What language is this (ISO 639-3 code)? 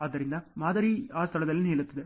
kan